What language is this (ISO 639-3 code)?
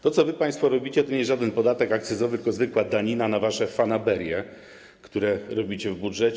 pol